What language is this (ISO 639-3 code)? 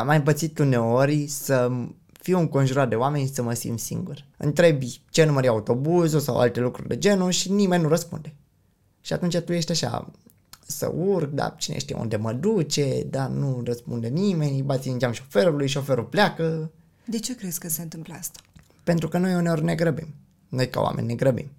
ron